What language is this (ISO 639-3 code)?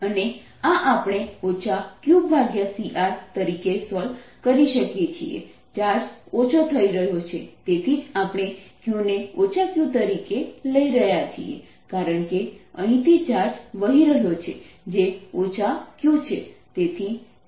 guj